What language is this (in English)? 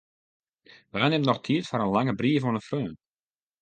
Western Frisian